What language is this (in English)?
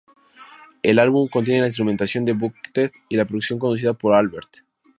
Spanish